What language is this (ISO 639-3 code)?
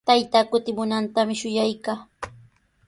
qws